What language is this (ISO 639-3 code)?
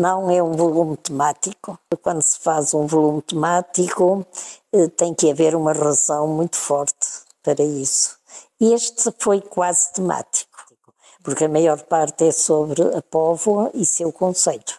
por